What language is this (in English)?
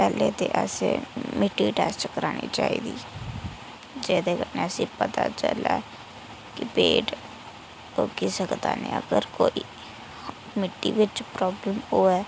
Dogri